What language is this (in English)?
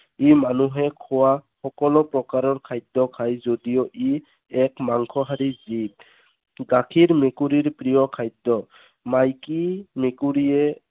Assamese